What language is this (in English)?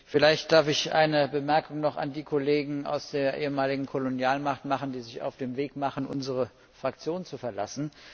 German